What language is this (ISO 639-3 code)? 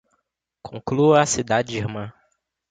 por